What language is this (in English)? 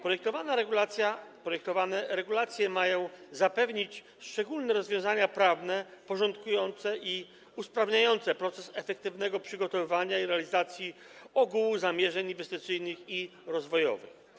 Polish